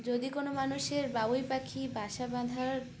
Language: Bangla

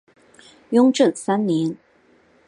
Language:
Chinese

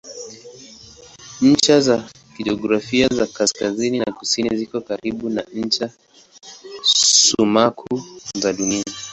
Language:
Swahili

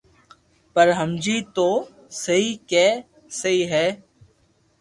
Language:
Loarki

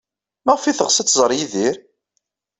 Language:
Kabyle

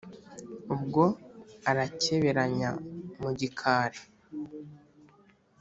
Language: Kinyarwanda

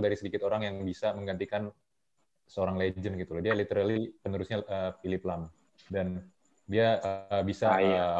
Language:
Indonesian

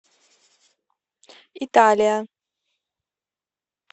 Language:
Russian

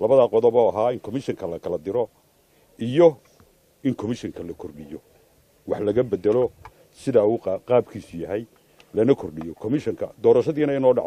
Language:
Arabic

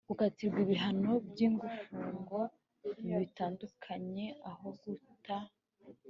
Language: Kinyarwanda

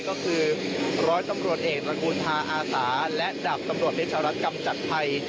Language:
Thai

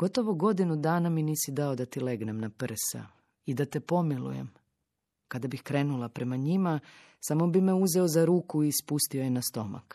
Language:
Croatian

